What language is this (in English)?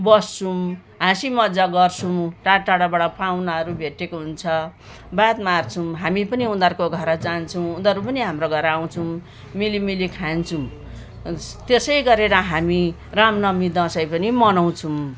Nepali